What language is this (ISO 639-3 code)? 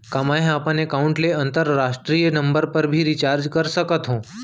hne